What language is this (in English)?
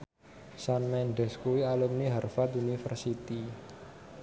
Javanese